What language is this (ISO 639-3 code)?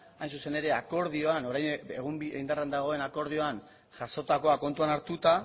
eus